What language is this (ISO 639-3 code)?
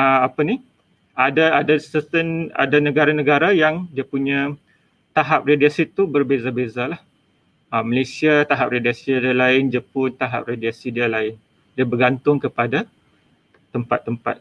msa